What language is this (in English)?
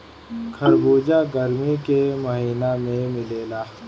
Bhojpuri